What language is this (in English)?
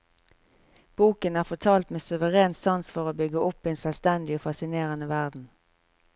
Norwegian